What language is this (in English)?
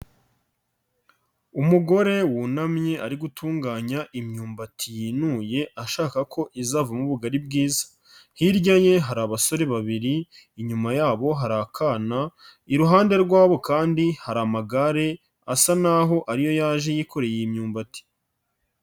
Kinyarwanda